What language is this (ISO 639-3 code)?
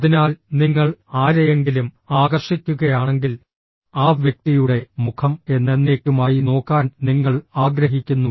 mal